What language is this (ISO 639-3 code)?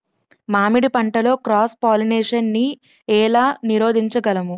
tel